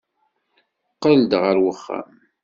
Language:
Kabyle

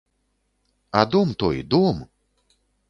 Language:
Belarusian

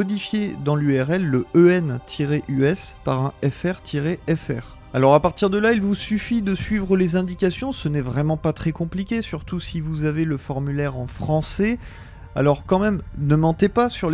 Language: French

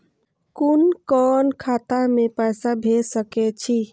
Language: Maithili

